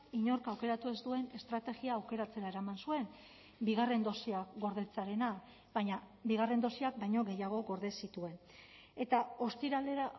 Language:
Basque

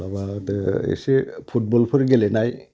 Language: Bodo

